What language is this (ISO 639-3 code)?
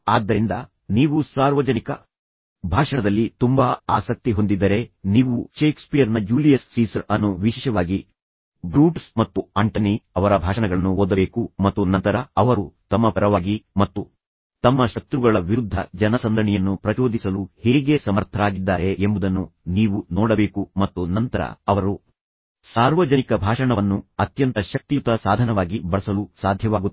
kan